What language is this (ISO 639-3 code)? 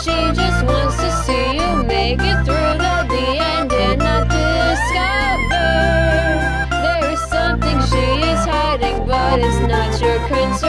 eng